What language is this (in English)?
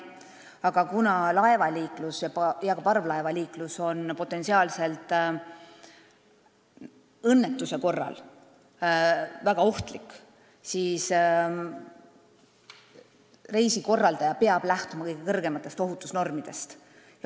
Estonian